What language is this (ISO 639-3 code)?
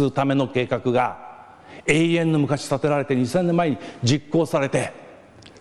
jpn